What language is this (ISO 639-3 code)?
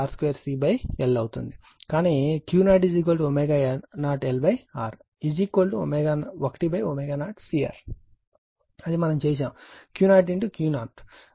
tel